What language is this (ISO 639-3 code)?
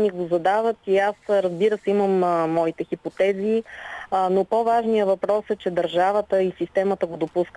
bul